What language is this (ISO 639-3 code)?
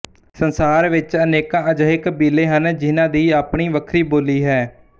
pan